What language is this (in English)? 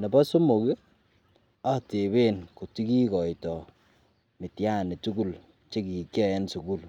Kalenjin